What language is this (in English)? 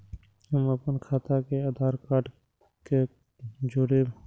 Maithili